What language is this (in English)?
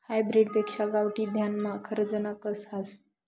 Marathi